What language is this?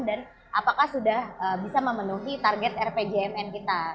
Indonesian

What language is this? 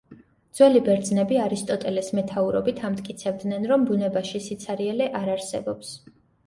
Georgian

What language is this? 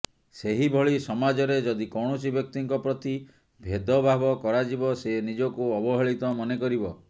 Odia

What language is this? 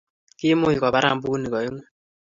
Kalenjin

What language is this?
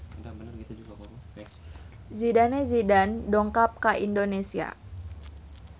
Sundanese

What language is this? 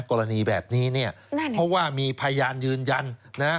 Thai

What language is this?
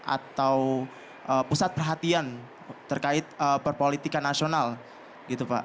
Indonesian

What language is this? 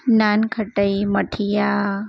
Gujarati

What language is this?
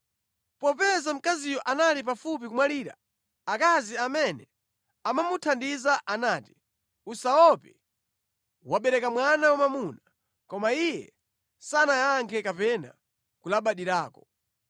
Nyanja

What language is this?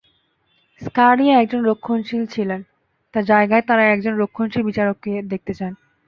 Bangla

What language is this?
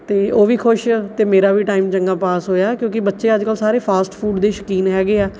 Punjabi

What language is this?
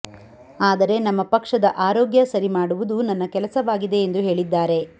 Kannada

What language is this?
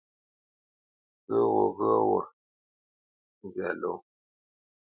Bamenyam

